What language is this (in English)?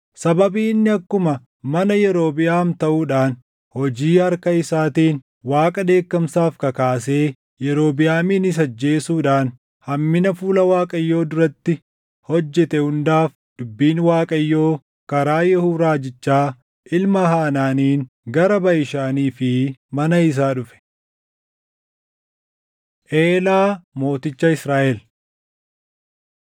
Oromo